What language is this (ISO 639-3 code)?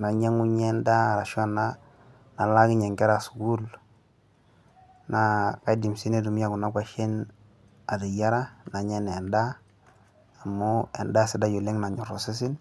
mas